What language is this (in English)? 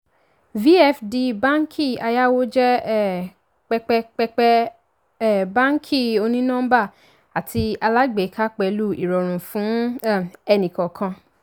Yoruba